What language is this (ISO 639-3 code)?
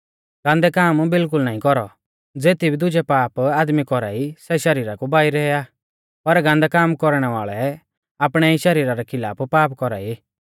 bfz